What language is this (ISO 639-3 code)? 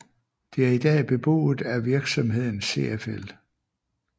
dan